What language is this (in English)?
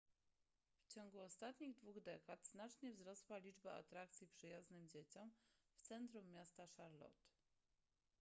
Polish